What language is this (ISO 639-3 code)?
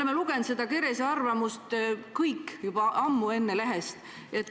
est